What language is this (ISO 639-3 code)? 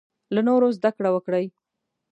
pus